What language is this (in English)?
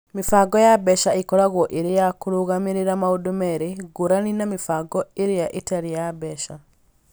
Kikuyu